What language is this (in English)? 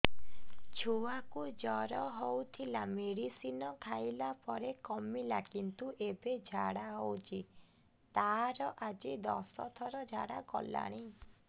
Odia